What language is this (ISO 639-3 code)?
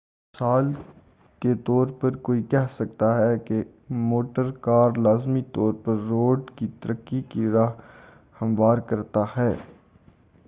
urd